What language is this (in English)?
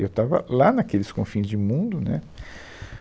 Portuguese